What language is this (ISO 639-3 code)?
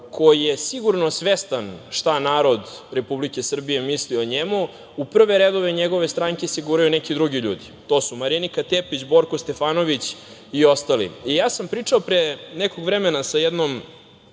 srp